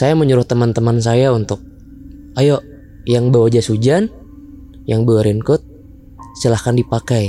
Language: Indonesian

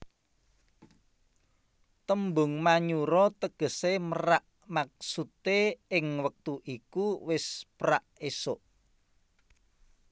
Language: Javanese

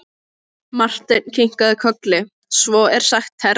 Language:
Icelandic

